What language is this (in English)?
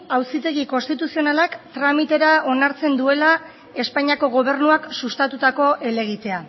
Basque